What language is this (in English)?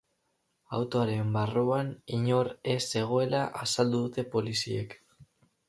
Basque